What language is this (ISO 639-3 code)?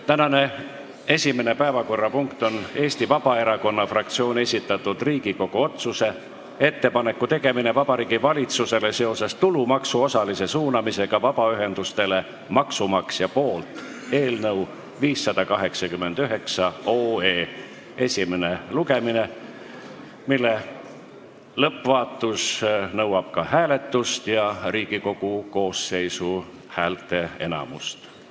est